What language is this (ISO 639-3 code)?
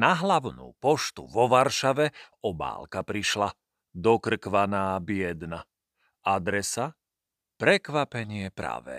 slk